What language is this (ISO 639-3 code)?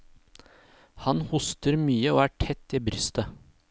nor